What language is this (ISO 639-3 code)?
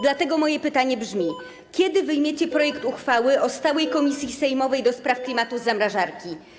pol